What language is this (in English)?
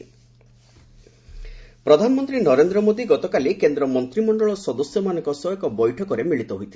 Odia